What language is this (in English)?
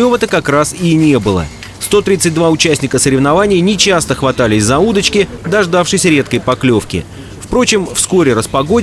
Russian